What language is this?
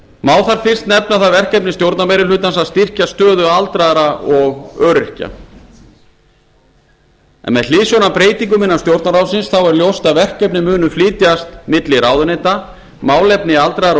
Icelandic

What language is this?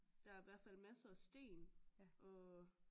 Danish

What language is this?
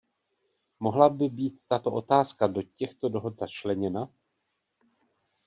Czech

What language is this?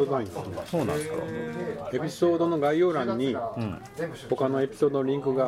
Japanese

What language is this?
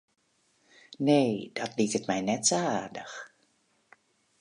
Western Frisian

